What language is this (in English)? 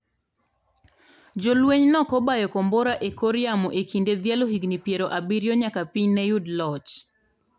Luo (Kenya and Tanzania)